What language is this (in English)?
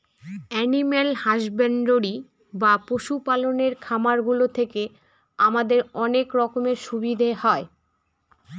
Bangla